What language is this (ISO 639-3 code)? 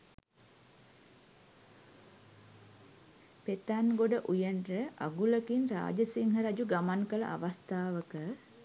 sin